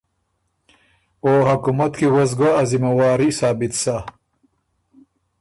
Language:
Ormuri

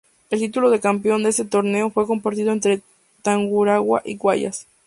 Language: Spanish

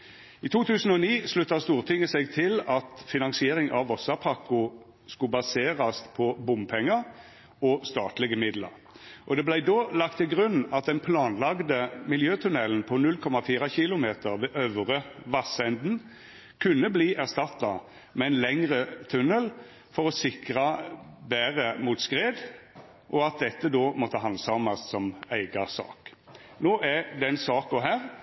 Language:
Norwegian Nynorsk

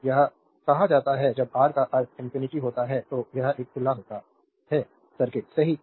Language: Hindi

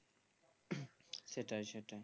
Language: Bangla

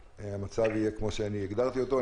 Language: Hebrew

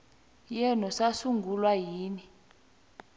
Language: South Ndebele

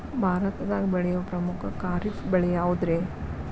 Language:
Kannada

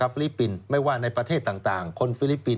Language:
Thai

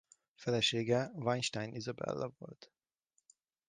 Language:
Hungarian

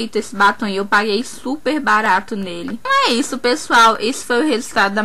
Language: Portuguese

